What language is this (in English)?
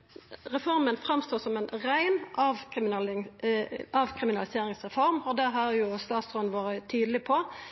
Norwegian Nynorsk